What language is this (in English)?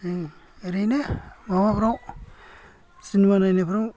Bodo